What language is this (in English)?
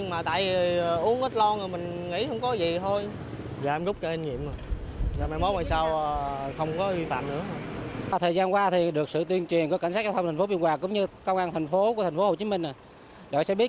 Vietnamese